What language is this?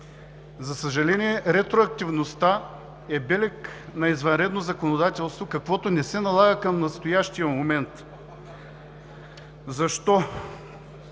Bulgarian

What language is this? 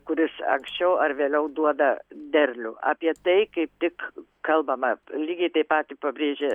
Lithuanian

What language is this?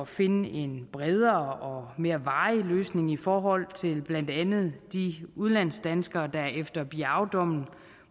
Danish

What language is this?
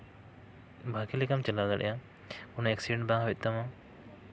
Santali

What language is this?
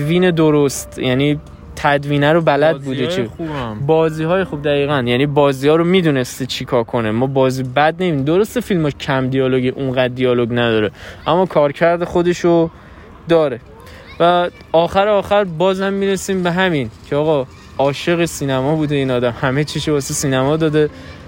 Persian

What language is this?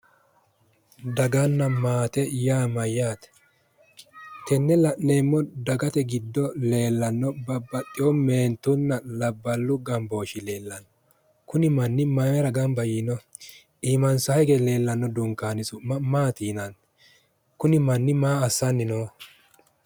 Sidamo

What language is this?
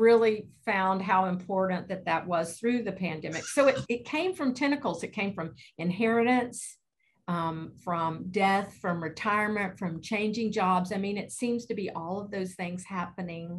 English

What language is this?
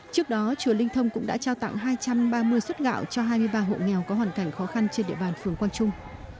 Vietnamese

